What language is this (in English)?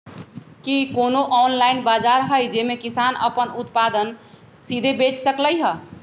Magahi